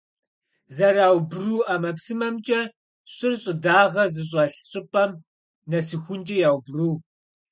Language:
Kabardian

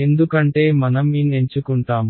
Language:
Telugu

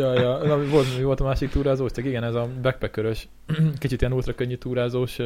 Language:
Hungarian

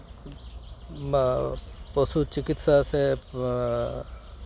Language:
Santali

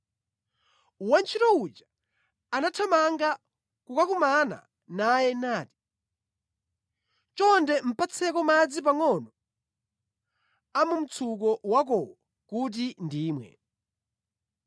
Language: Nyanja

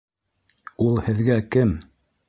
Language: Bashkir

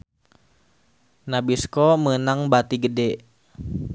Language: Sundanese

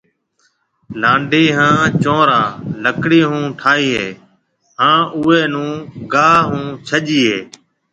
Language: Marwari (Pakistan)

